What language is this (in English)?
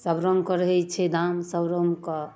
Maithili